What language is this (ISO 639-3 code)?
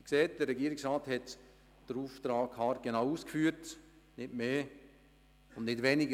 gsw